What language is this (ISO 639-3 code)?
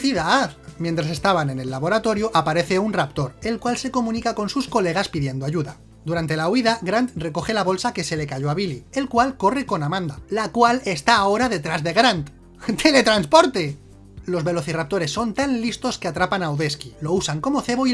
spa